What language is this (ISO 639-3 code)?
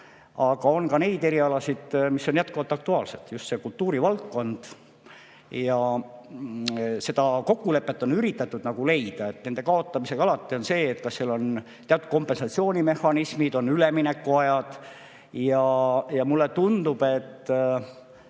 est